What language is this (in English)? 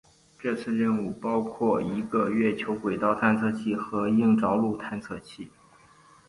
Chinese